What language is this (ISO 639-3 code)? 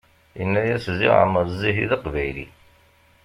kab